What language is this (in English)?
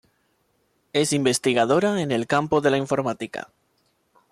Spanish